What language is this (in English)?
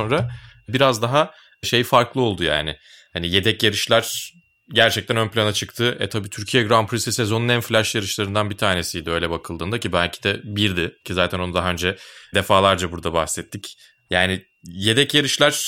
Turkish